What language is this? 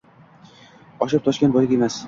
Uzbek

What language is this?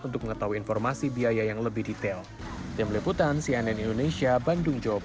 Indonesian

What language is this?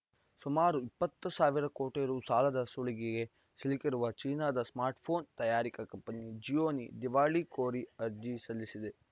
Kannada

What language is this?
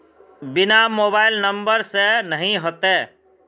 Magahi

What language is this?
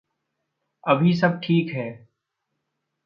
Hindi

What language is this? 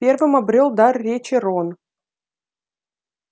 Russian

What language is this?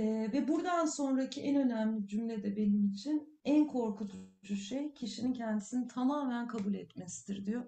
Turkish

